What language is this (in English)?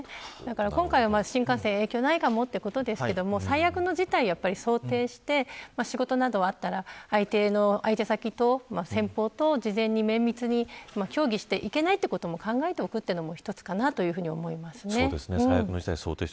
Japanese